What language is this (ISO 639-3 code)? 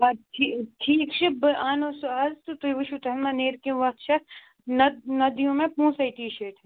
kas